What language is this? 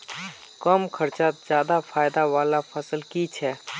Magahi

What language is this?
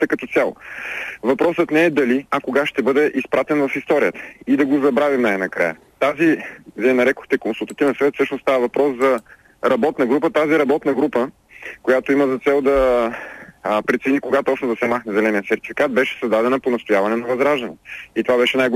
Bulgarian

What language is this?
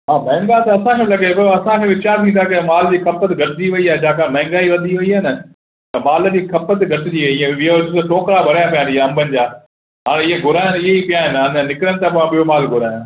Sindhi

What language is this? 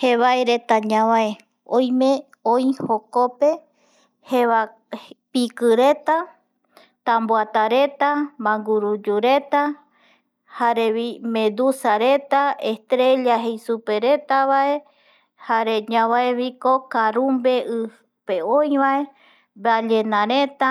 Eastern Bolivian Guaraní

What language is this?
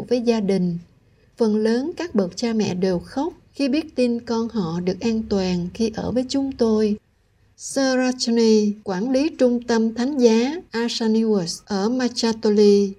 Vietnamese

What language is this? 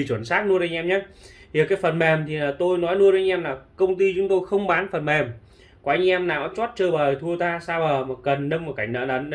Vietnamese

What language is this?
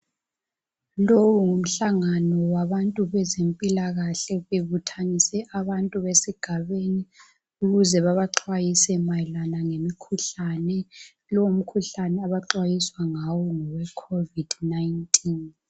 North Ndebele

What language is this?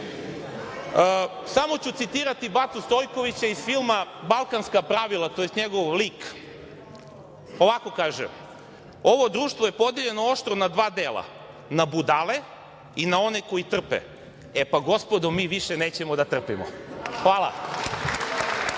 Serbian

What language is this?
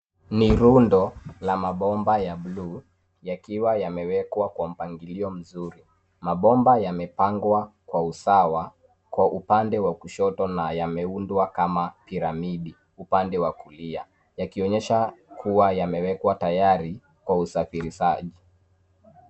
Swahili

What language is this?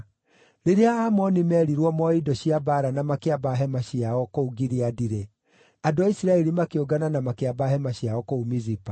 Kikuyu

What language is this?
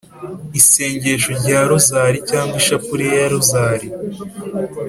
Kinyarwanda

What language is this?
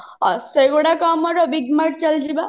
Odia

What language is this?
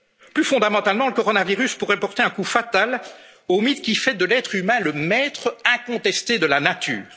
French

